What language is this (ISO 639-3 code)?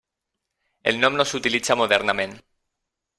cat